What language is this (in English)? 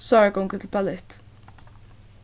Faroese